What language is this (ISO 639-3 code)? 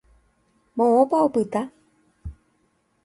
grn